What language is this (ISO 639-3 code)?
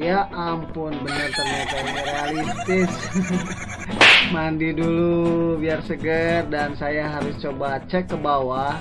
ind